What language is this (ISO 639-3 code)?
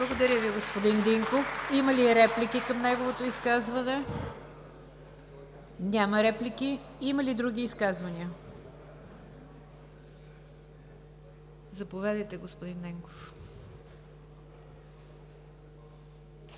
bul